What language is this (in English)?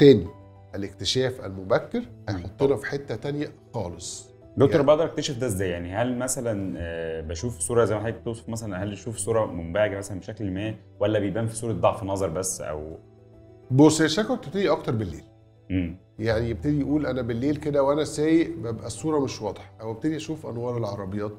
Arabic